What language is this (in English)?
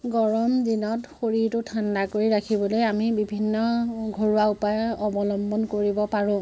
Assamese